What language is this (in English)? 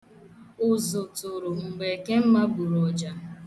Igbo